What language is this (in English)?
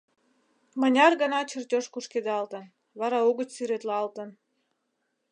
Mari